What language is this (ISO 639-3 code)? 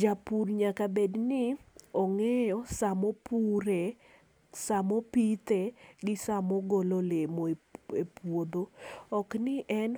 luo